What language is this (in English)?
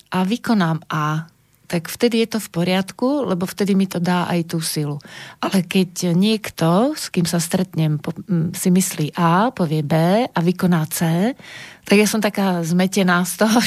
Slovak